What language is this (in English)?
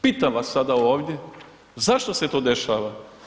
Croatian